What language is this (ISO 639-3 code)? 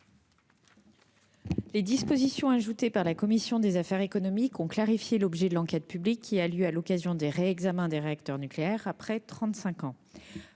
fra